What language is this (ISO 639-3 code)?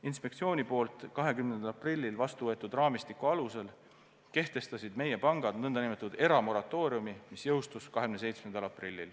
est